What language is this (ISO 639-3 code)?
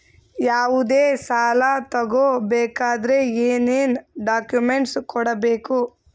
kan